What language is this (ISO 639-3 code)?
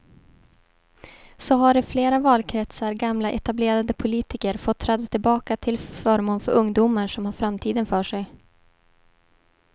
swe